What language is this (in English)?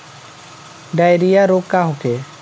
Bhojpuri